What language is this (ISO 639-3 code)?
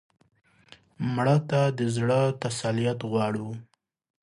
pus